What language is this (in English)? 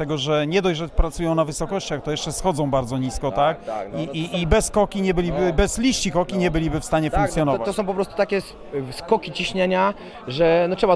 Polish